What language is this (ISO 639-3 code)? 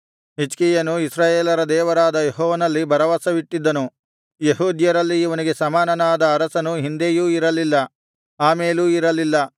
kan